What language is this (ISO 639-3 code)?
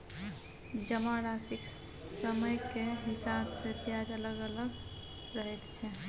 mai